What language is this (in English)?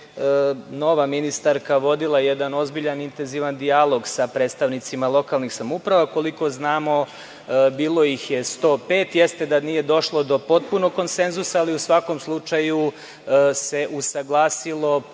Serbian